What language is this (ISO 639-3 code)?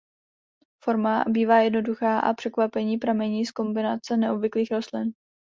ces